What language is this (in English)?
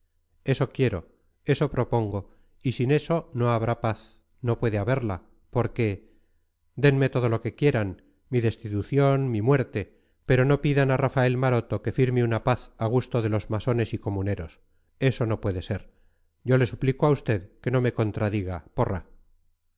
Spanish